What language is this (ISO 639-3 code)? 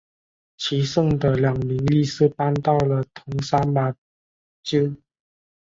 zho